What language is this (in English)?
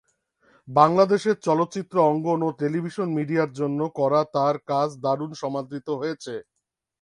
Bangla